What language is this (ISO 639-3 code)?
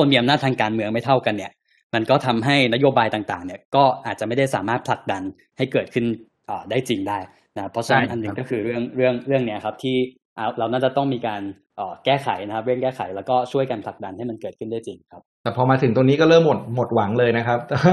tha